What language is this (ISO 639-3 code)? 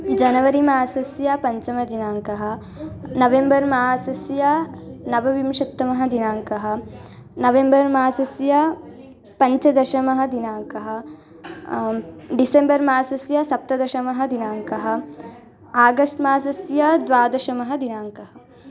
san